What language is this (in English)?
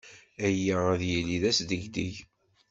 Kabyle